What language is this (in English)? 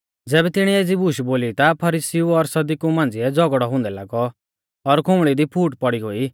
Mahasu Pahari